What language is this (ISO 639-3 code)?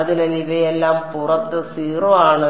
mal